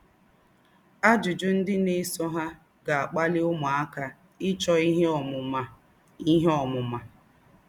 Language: Igbo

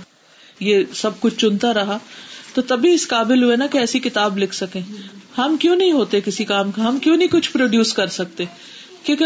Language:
Urdu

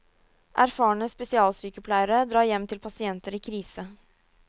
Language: Norwegian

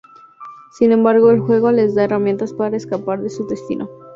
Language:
Spanish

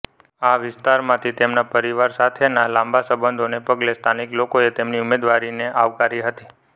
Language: Gujarati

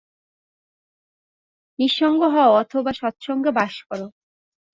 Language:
Bangla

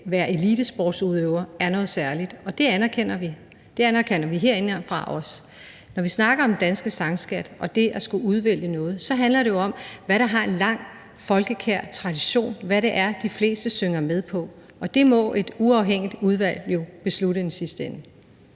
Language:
Danish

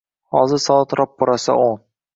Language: Uzbek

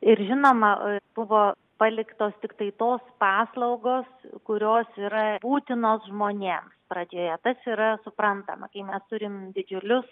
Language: Lithuanian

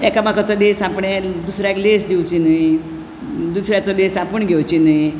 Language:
Konkani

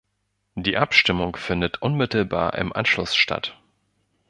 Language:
German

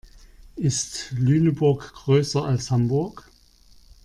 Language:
German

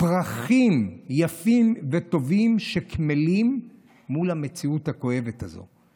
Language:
Hebrew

